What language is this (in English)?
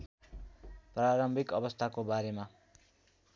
Nepali